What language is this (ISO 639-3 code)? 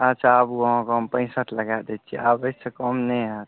mai